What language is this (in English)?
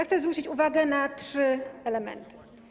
Polish